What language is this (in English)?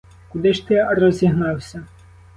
Ukrainian